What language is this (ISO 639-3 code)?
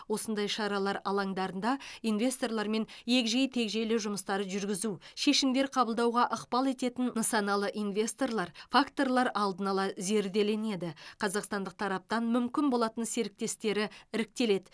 kaz